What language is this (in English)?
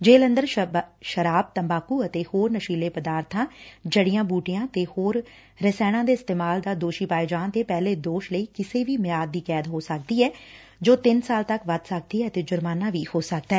Punjabi